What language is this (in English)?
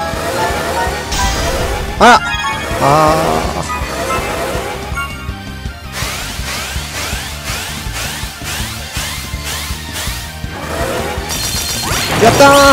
Japanese